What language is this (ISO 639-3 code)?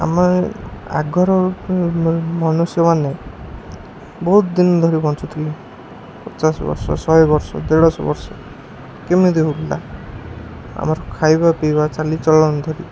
ori